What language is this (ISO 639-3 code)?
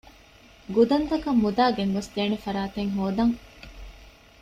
div